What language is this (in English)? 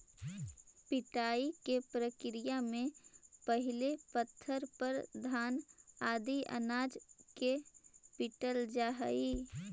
Magahi